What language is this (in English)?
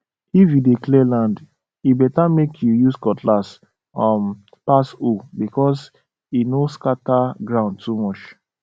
Nigerian Pidgin